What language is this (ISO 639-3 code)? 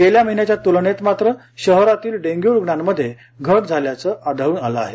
mar